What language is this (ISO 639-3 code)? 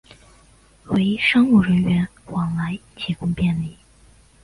zho